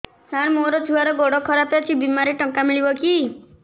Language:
Odia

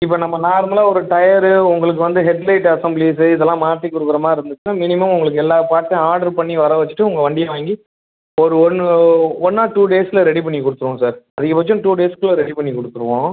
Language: Tamil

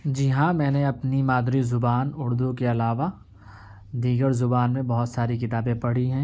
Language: Urdu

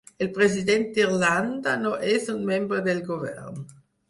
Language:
Catalan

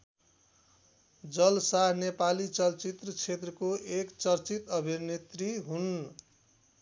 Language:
Nepali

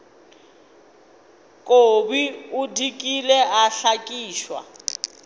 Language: Northern Sotho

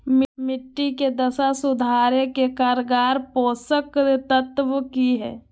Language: Magahi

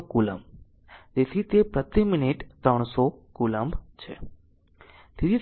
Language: Gujarati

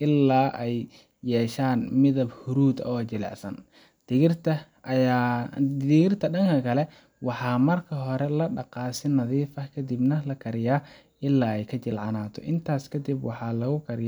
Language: Somali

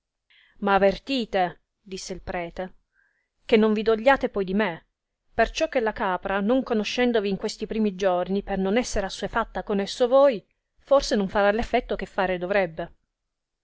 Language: Italian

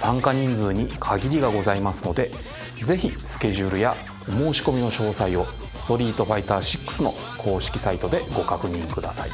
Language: Japanese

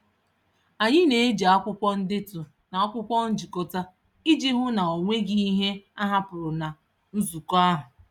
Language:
Igbo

